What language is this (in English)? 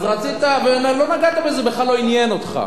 Hebrew